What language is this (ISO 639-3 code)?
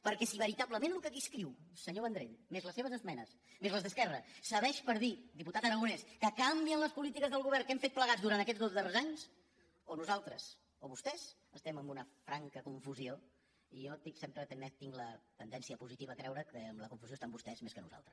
cat